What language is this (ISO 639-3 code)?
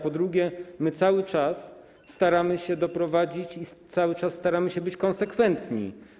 pol